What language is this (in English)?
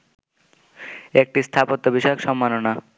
Bangla